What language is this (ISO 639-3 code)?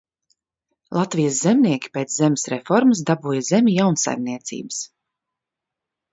lav